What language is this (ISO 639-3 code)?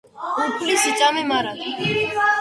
kat